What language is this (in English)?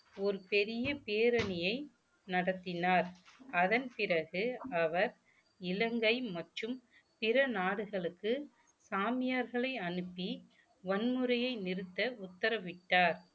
Tamil